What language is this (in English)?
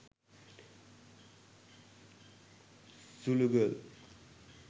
Sinhala